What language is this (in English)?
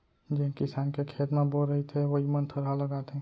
Chhattisgarhi